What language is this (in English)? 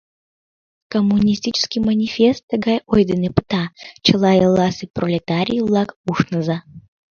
Mari